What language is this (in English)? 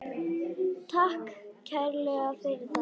Icelandic